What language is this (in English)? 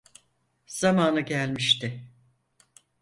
Turkish